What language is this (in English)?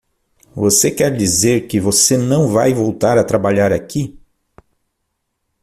Portuguese